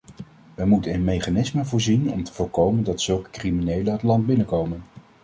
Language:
Dutch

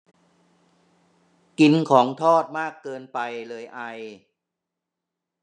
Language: Thai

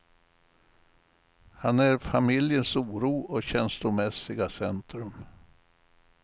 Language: Swedish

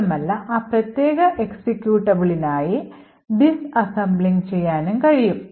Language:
Malayalam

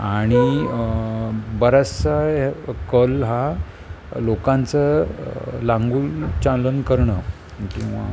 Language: Marathi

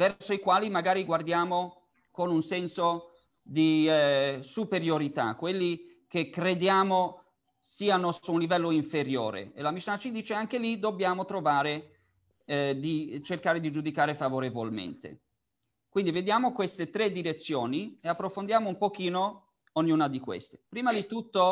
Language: Italian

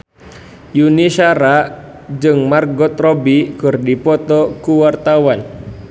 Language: Sundanese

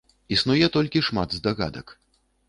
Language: Belarusian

